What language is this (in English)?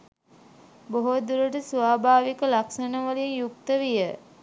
Sinhala